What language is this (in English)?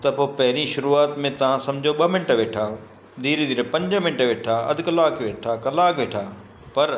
Sindhi